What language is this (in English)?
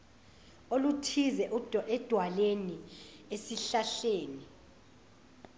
Zulu